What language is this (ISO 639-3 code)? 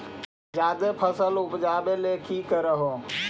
mag